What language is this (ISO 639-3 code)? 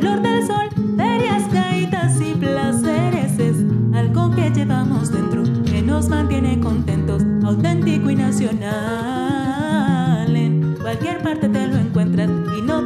spa